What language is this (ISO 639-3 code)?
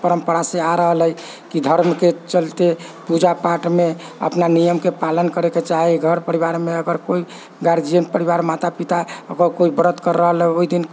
mai